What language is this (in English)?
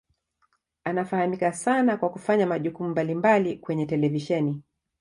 Swahili